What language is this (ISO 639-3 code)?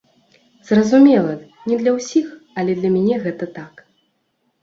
bel